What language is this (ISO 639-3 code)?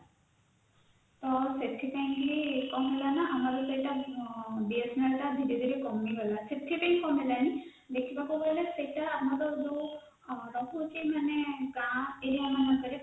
ori